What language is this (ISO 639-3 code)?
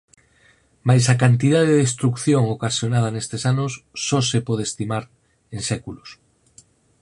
glg